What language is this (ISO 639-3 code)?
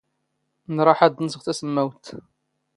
zgh